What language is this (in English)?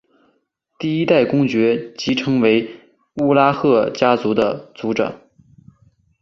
Chinese